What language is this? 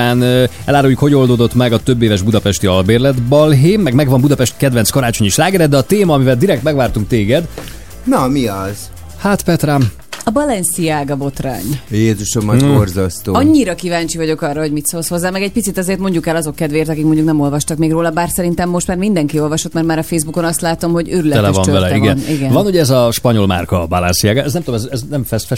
Hungarian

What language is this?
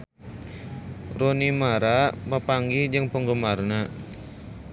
Sundanese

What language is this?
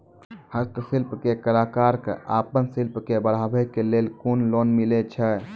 Maithili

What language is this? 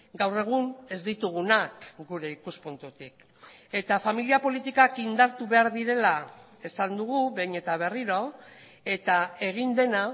Basque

